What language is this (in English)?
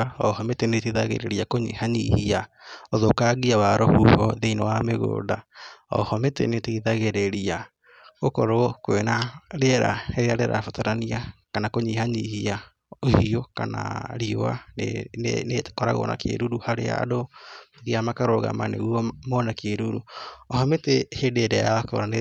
Kikuyu